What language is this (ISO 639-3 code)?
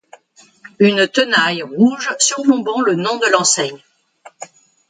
fra